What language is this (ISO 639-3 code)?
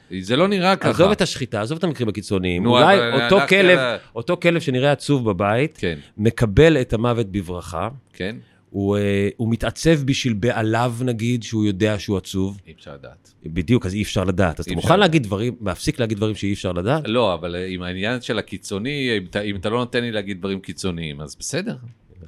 heb